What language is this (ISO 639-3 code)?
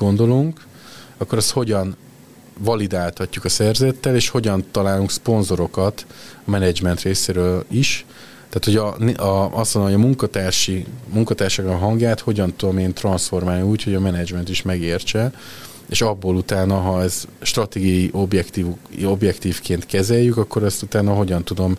hun